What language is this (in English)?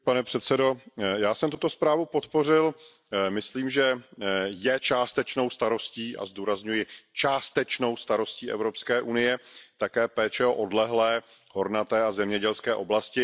Czech